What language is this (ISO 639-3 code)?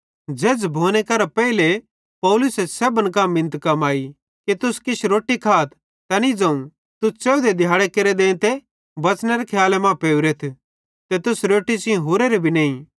bhd